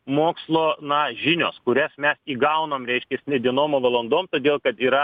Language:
Lithuanian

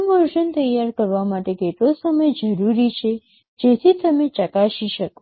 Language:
Gujarati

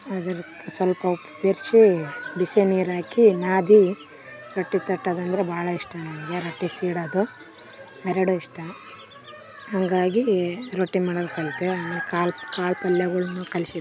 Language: Kannada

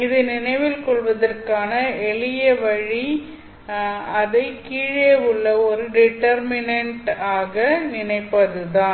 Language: Tamil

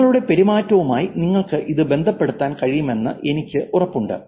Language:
Malayalam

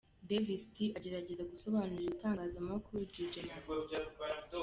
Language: Kinyarwanda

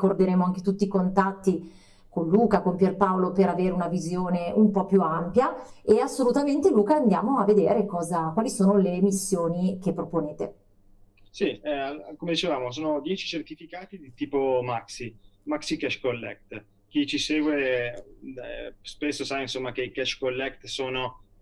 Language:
Italian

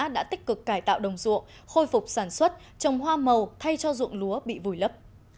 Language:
Vietnamese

